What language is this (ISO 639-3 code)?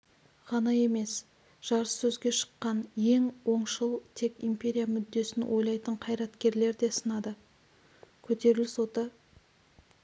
kaz